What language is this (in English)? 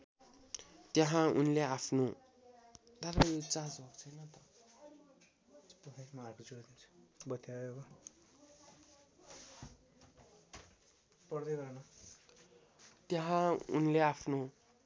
Nepali